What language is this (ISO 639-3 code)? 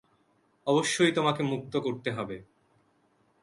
ben